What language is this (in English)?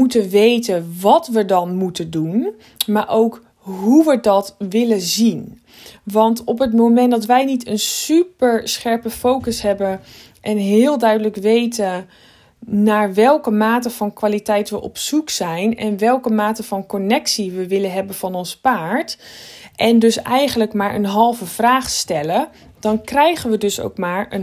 Dutch